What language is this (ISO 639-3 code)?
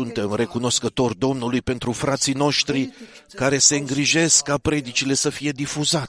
ron